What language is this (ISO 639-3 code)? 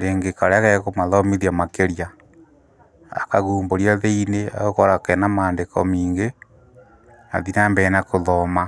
kik